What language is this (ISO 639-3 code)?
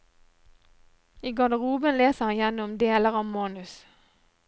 nor